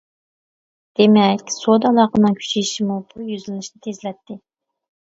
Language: Uyghur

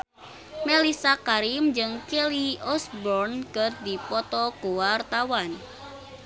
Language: Sundanese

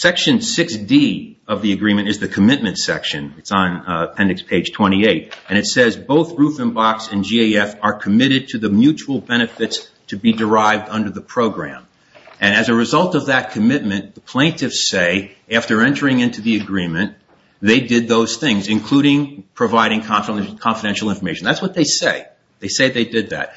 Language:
English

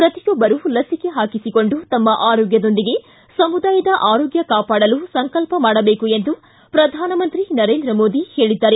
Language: Kannada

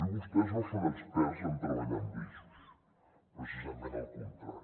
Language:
Catalan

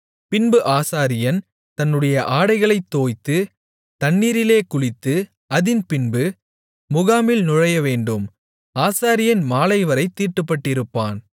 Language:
Tamil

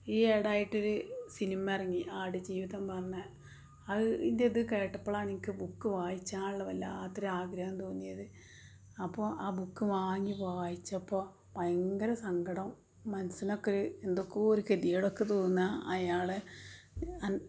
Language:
Malayalam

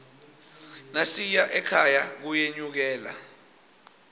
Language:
Swati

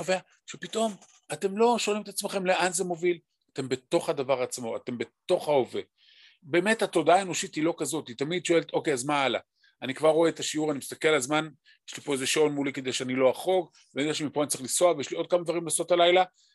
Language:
Hebrew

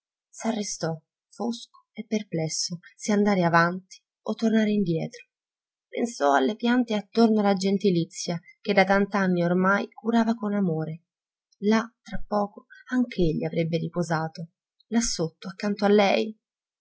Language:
Italian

